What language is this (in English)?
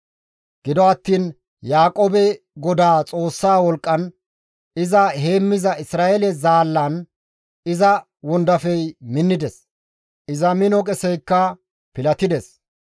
Gamo